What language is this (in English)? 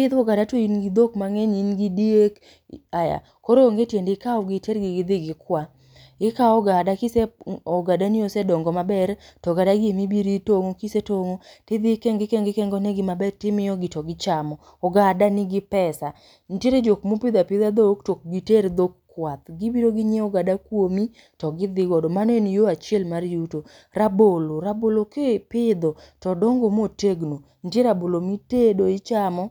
Luo (Kenya and Tanzania)